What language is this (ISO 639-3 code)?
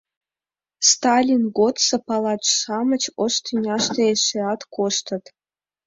chm